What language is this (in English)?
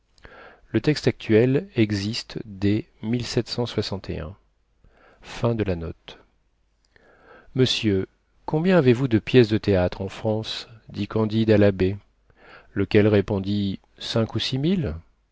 French